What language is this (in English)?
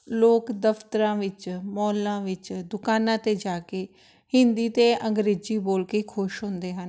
Punjabi